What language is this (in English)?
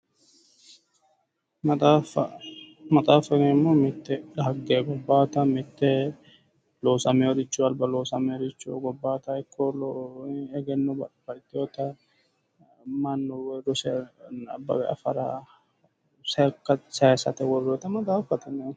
Sidamo